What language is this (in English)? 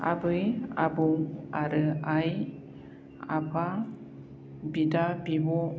Bodo